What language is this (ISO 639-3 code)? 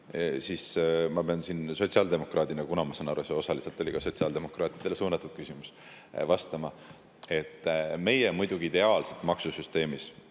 est